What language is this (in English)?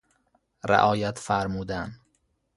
Persian